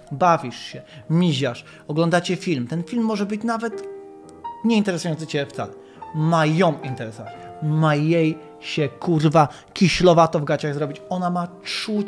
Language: Polish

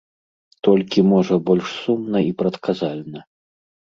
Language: Belarusian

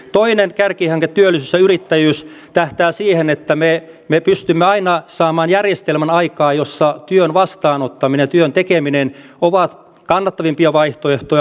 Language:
Finnish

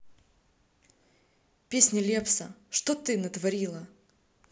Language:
Russian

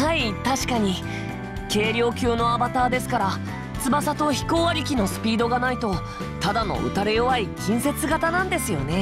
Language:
Japanese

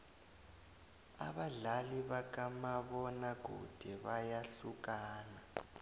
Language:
South Ndebele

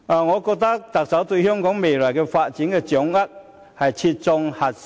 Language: Cantonese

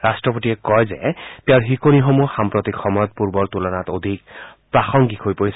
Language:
Assamese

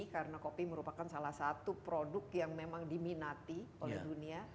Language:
Indonesian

